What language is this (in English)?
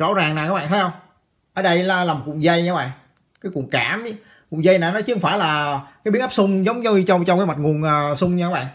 Vietnamese